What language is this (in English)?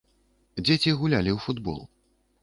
Belarusian